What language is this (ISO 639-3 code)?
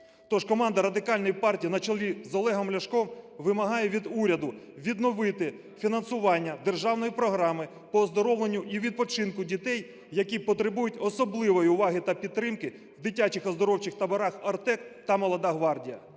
ukr